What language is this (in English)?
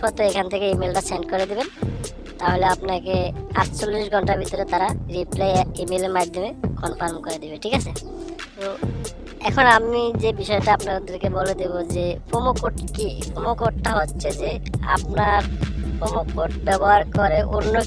Bangla